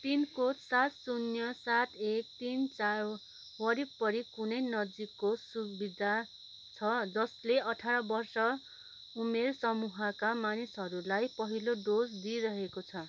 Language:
Nepali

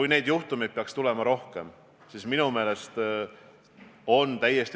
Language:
Estonian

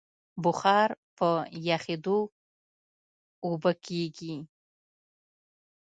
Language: Pashto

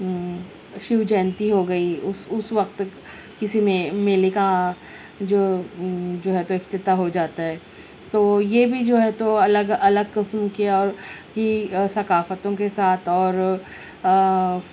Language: Urdu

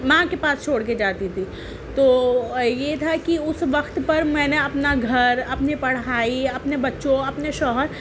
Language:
Urdu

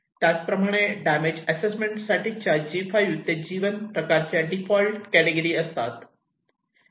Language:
Marathi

